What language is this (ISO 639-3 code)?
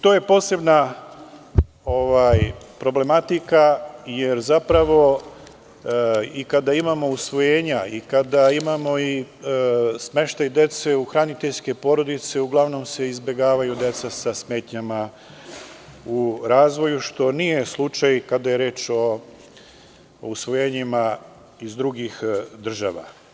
srp